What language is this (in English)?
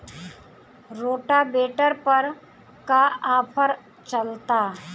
Bhojpuri